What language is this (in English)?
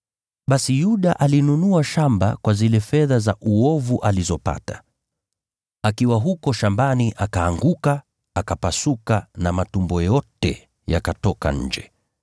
Swahili